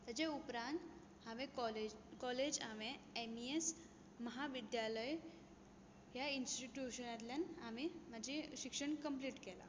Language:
Konkani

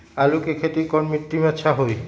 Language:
Magahi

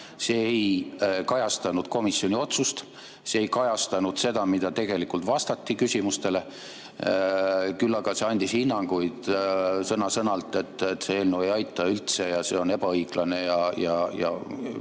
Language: Estonian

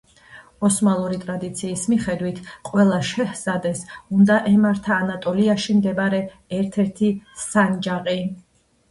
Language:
Georgian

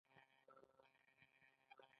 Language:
Pashto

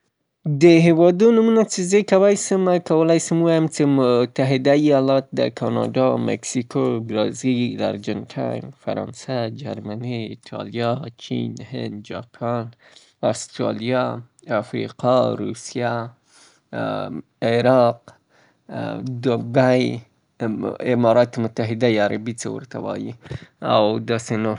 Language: Southern Pashto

